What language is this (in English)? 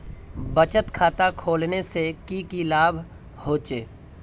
Magahi